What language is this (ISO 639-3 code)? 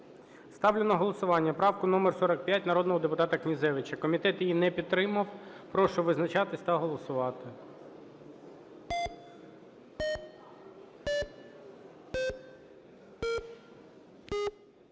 ukr